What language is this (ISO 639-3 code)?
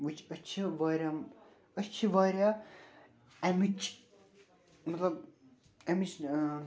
kas